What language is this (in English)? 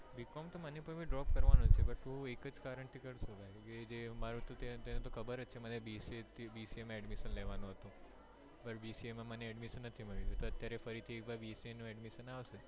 Gujarati